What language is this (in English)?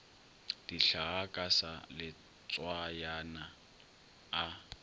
Northern Sotho